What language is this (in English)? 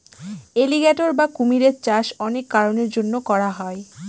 Bangla